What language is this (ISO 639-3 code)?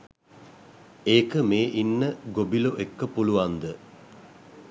sin